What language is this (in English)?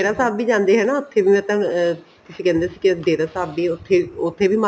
Punjabi